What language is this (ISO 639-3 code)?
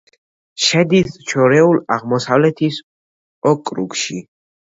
kat